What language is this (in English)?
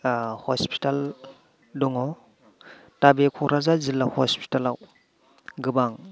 Bodo